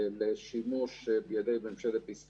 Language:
Hebrew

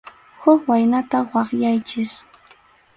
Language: Arequipa-La Unión Quechua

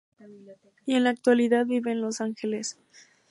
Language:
Spanish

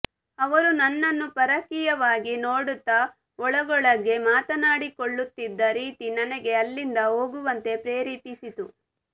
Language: Kannada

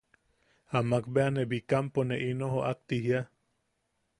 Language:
Yaqui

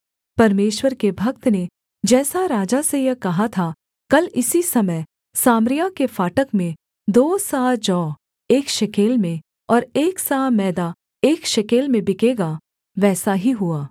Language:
Hindi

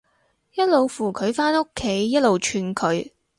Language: Cantonese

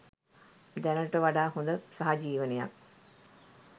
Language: Sinhala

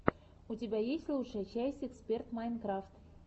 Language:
Russian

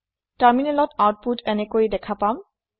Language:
Assamese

